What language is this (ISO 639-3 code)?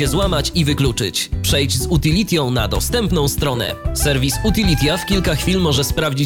pol